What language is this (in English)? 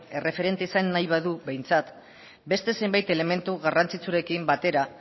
Basque